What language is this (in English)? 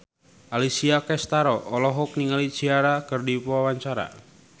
Sundanese